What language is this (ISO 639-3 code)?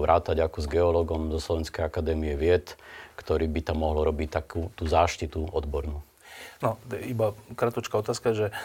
slk